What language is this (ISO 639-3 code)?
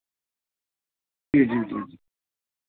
urd